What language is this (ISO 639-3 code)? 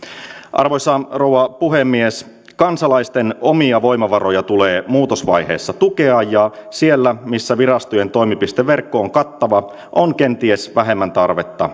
fin